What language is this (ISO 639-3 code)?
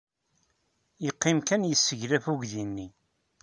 kab